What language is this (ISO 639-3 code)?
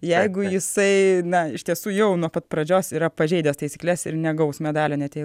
lit